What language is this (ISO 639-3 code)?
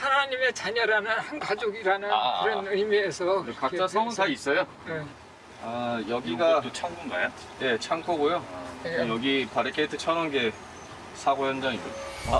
kor